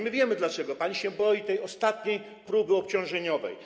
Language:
Polish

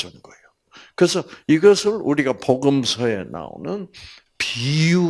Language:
Korean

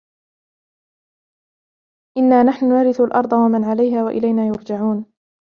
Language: Arabic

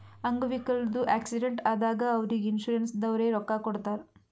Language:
Kannada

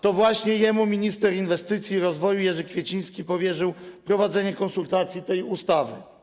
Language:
Polish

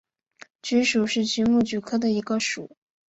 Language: Chinese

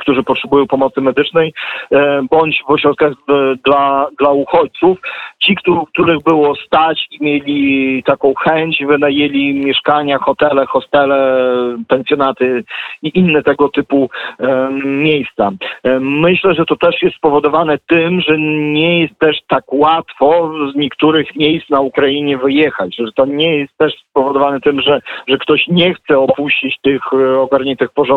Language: Polish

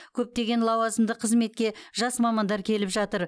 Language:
Kazakh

